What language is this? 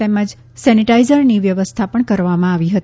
Gujarati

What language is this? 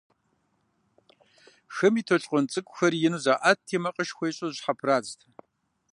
Kabardian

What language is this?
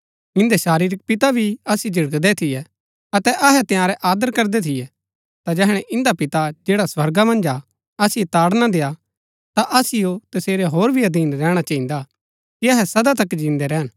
Gaddi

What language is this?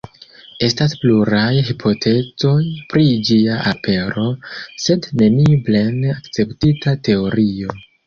Esperanto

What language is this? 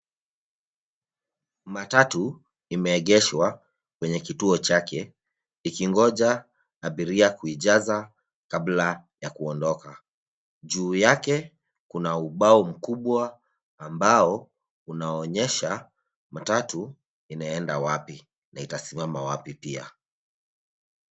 Swahili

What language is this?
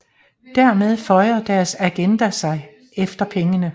Danish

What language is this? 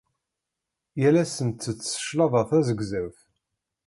Kabyle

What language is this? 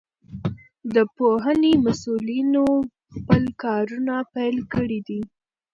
Pashto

